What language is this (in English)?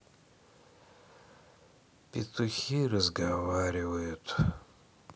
Russian